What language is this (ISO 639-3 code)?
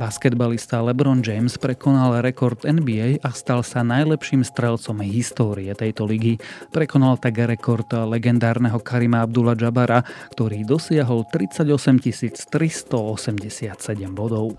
slk